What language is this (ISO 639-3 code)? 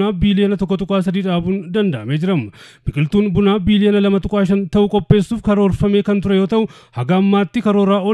ara